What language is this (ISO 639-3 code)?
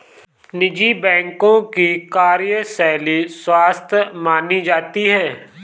hin